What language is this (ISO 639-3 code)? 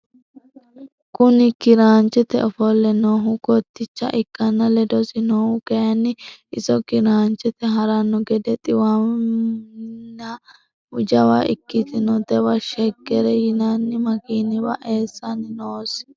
sid